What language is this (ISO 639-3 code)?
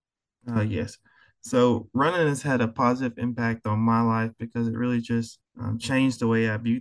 eng